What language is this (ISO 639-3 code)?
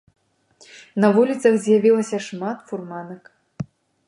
bel